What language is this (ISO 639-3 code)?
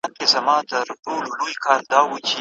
pus